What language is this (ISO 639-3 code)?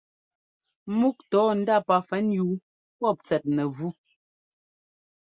jgo